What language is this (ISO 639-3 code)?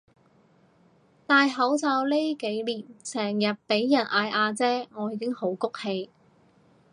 yue